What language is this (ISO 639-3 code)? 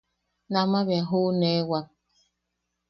yaq